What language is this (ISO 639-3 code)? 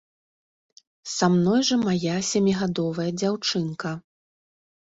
bel